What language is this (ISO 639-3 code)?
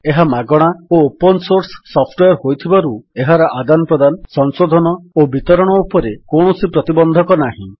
ori